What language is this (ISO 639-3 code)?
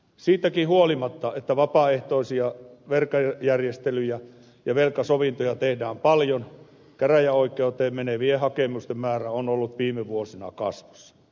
fin